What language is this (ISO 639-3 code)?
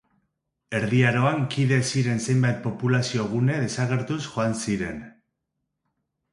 eus